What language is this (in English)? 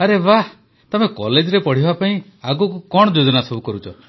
Odia